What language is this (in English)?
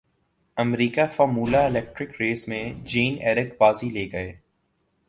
Urdu